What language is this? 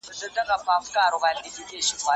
Pashto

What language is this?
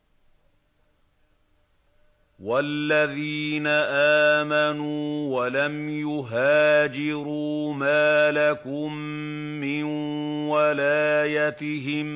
Arabic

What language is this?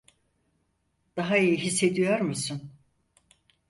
Turkish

